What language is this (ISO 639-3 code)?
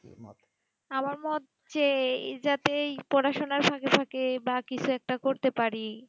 ben